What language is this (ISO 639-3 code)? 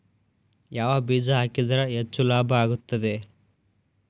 kan